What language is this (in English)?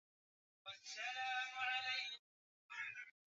Swahili